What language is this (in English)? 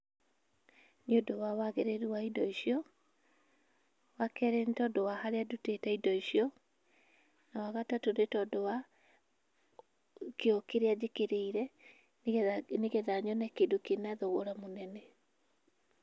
Kikuyu